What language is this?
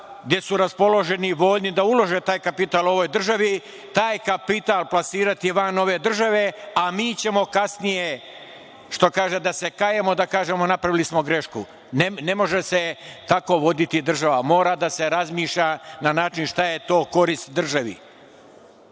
Serbian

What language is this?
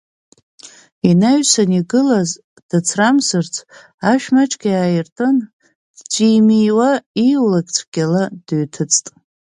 Abkhazian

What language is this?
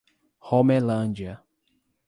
Portuguese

